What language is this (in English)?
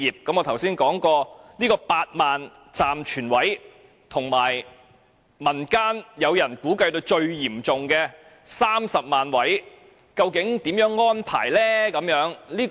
Cantonese